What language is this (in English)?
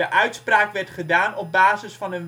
Dutch